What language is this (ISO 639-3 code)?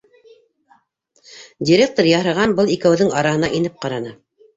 bak